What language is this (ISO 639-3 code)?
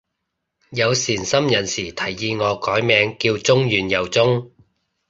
yue